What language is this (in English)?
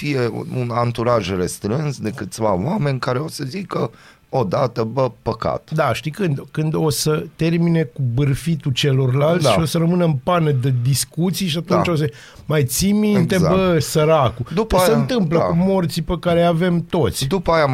Romanian